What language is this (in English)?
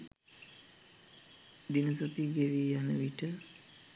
Sinhala